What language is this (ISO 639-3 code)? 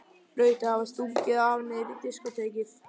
isl